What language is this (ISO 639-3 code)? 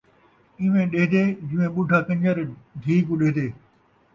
skr